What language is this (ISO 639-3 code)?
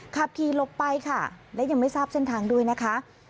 tha